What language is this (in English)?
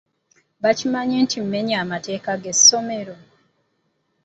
Ganda